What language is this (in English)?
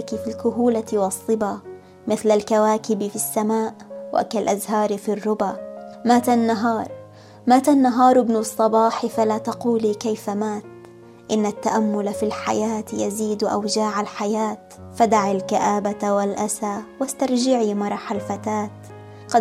Arabic